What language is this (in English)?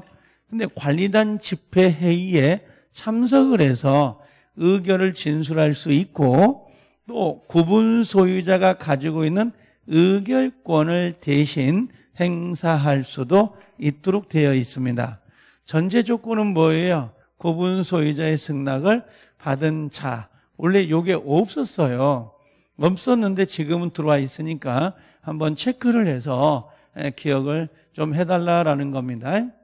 Korean